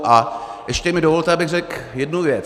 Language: Czech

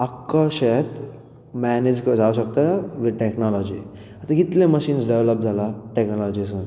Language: Konkani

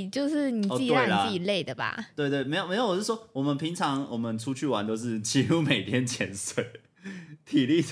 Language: Chinese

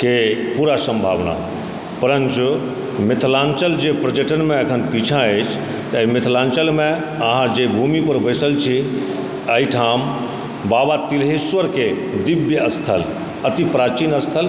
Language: Maithili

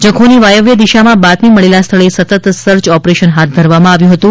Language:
Gujarati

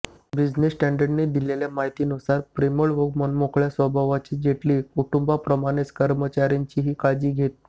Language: Marathi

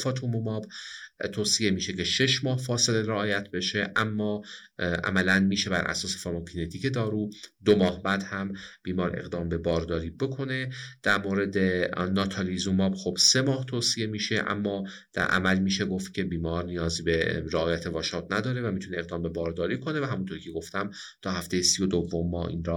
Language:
Persian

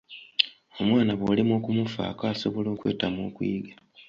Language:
Ganda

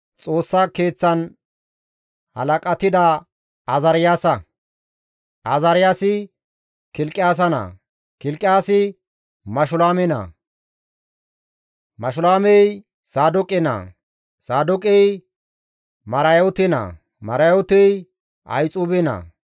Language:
Gamo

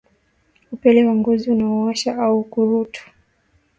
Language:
Swahili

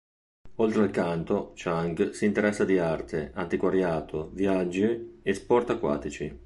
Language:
Italian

